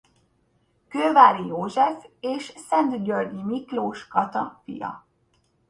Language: Hungarian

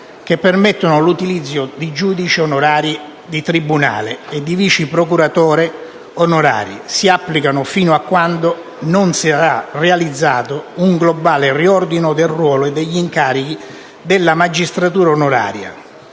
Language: Italian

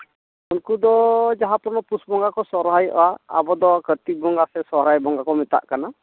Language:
Santali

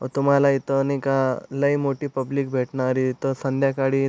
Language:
Marathi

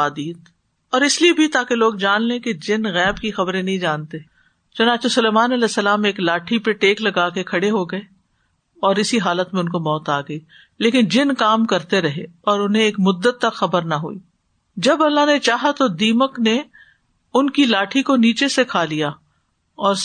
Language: Urdu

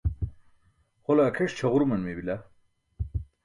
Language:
Burushaski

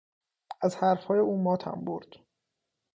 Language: Persian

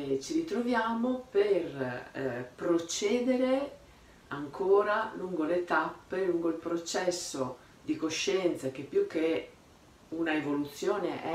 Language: Italian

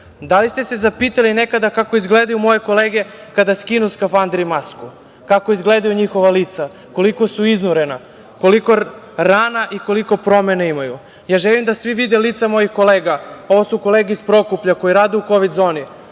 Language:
Serbian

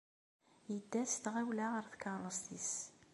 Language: Kabyle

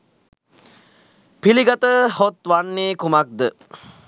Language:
Sinhala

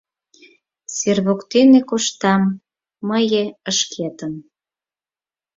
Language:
Mari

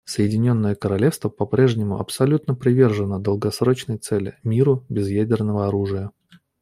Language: Russian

